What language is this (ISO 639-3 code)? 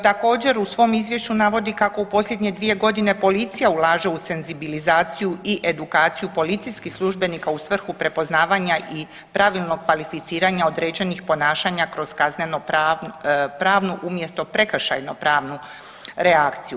hrv